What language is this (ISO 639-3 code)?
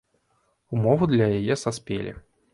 bel